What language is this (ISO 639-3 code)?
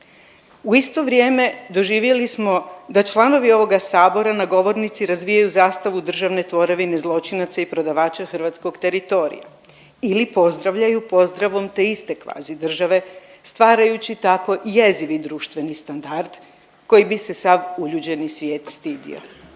hrv